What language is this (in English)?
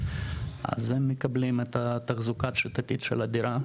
Hebrew